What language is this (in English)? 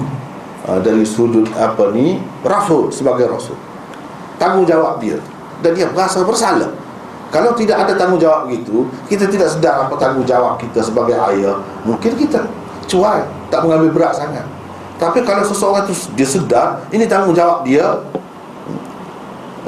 Malay